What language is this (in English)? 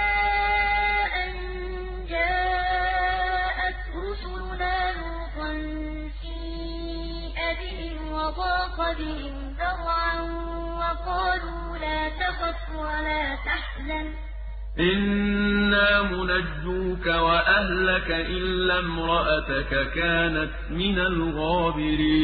Arabic